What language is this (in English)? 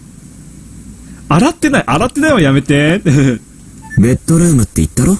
Japanese